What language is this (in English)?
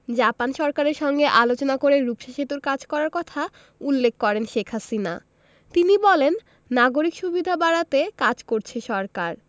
Bangla